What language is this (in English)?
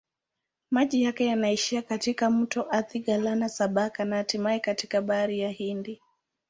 Swahili